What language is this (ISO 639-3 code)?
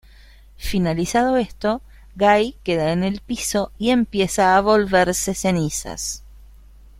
spa